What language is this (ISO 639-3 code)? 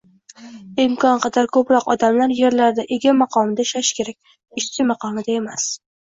uzb